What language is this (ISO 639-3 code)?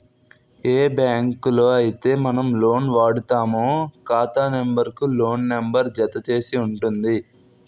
tel